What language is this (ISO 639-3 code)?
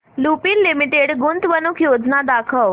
mar